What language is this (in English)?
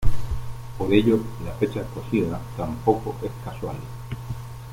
Spanish